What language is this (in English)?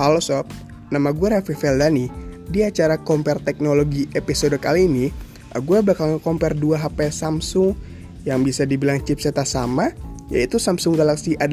Indonesian